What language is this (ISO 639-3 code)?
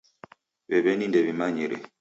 dav